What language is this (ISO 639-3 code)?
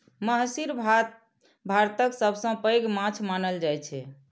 mai